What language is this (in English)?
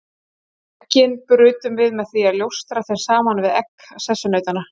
Icelandic